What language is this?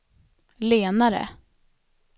Swedish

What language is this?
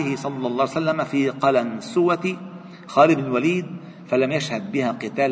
Arabic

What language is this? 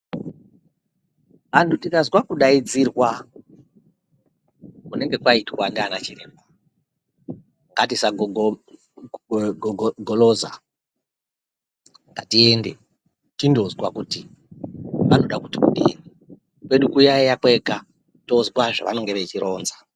Ndau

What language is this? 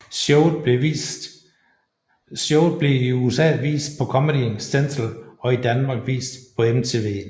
Danish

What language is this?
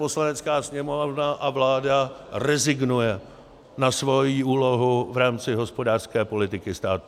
Czech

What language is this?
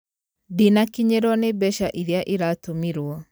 Kikuyu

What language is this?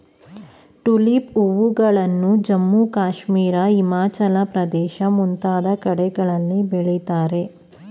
Kannada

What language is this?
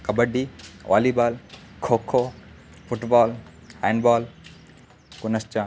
Sanskrit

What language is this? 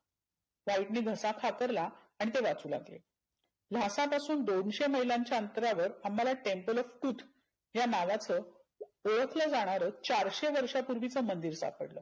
Marathi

